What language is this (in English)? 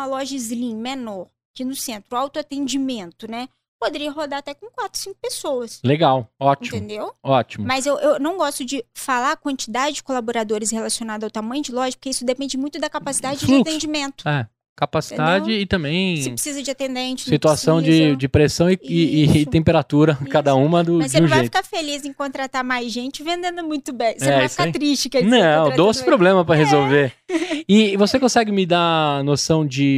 Portuguese